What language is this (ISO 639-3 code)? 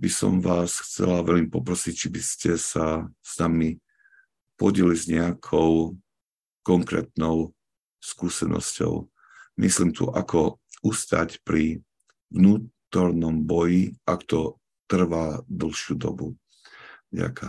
slk